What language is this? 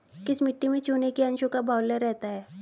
Hindi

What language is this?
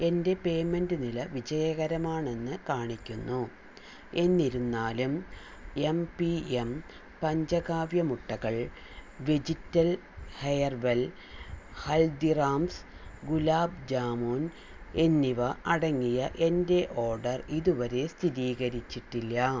Malayalam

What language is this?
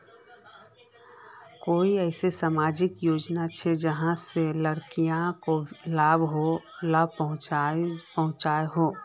Magahi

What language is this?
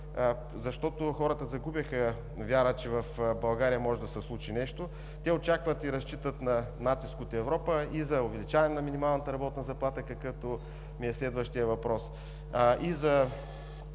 Bulgarian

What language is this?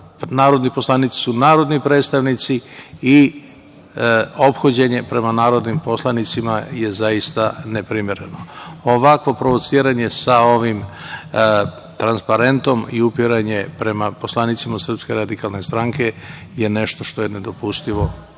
Serbian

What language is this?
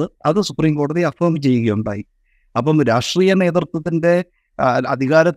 Malayalam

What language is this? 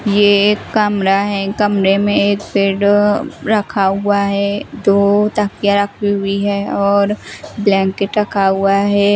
Hindi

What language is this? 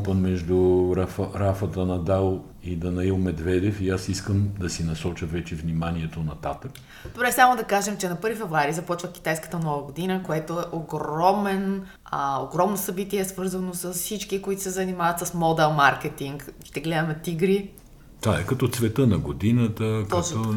Bulgarian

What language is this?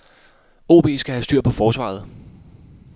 Danish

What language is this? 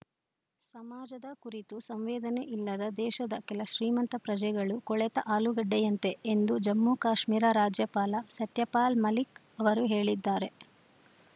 Kannada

